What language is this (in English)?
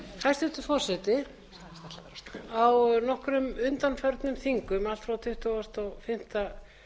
Icelandic